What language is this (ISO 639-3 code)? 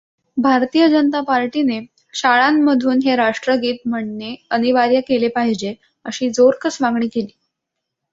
mar